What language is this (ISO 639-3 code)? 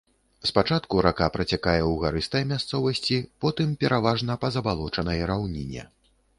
bel